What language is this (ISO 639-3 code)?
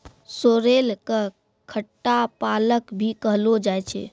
mai